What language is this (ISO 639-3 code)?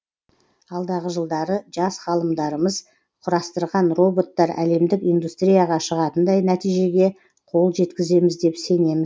kaz